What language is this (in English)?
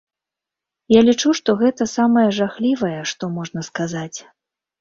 Belarusian